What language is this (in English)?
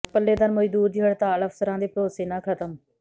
Punjabi